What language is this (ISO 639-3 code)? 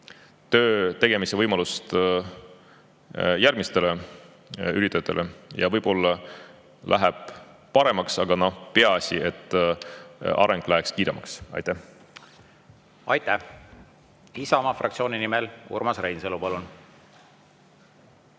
est